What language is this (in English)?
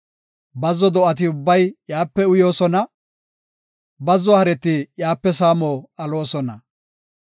Gofa